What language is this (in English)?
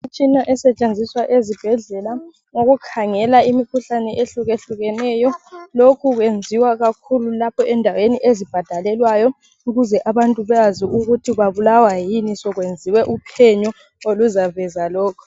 North Ndebele